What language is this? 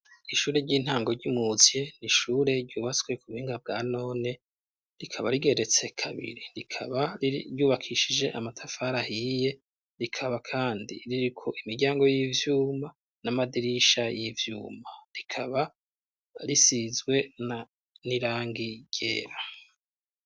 Rundi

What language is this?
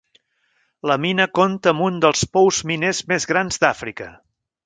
Catalan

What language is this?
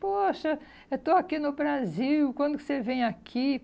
Portuguese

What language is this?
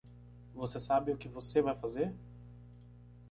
Portuguese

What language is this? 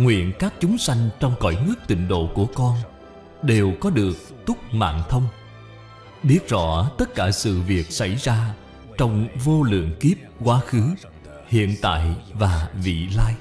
Vietnamese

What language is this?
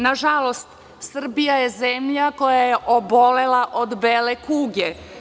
Serbian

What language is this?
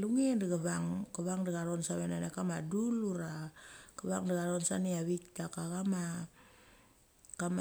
Mali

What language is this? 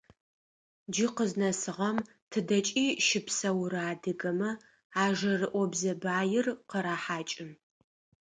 Adyghe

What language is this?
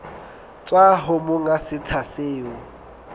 Southern Sotho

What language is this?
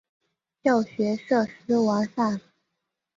Chinese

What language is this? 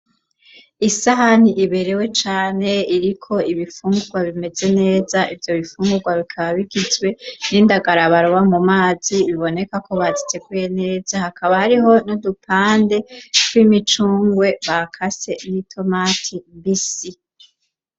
Rundi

